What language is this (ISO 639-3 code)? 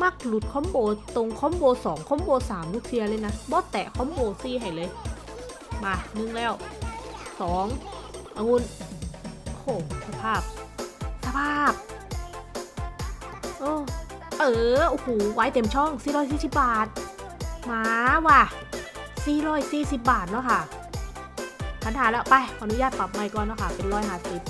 tha